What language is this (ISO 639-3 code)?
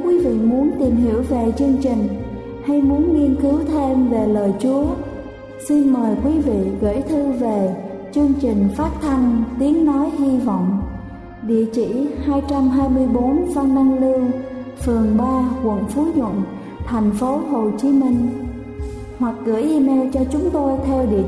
vie